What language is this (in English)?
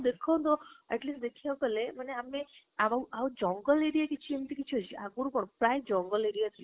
Odia